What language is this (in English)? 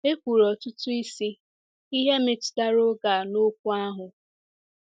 Igbo